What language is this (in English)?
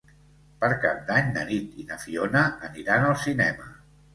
Catalan